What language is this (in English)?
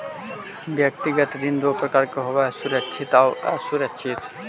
Magahi